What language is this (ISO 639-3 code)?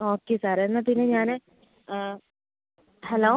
mal